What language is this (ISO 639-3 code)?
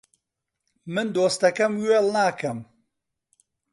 ckb